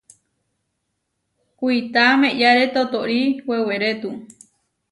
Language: Huarijio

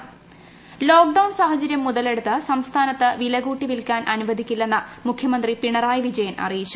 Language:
Malayalam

